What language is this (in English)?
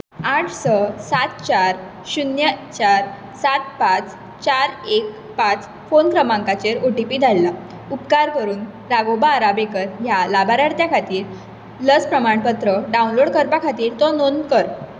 Konkani